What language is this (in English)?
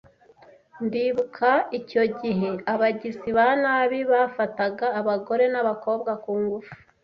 Kinyarwanda